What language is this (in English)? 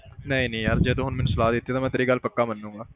Punjabi